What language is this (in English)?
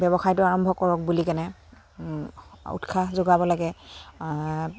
Assamese